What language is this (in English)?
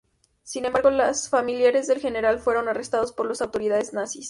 Spanish